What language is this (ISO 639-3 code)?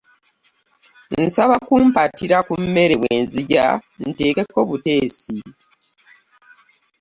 lug